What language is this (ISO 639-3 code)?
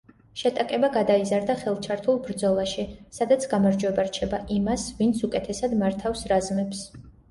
kat